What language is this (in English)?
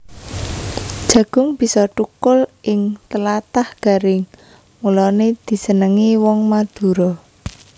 Javanese